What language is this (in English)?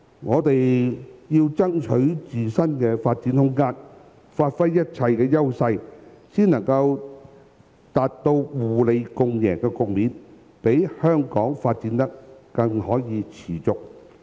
Cantonese